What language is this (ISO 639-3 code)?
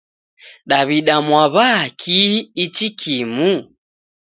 dav